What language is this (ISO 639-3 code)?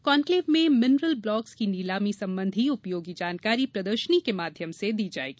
hin